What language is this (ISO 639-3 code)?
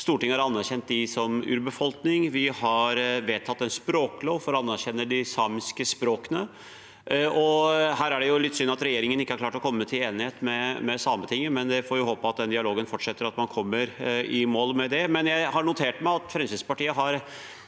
nor